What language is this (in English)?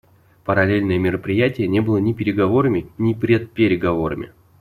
Russian